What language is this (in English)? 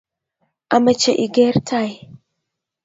Kalenjin